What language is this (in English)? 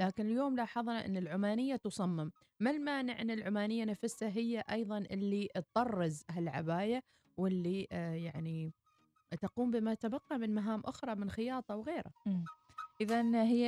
Arabic